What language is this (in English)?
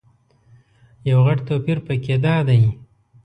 Pashto